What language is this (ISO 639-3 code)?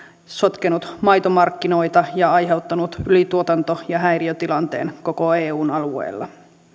fin